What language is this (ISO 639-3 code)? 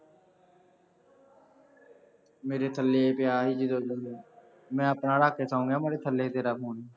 pan